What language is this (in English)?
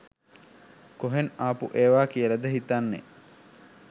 Sinhala